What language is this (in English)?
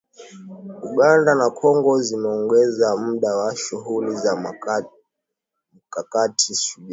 Swahili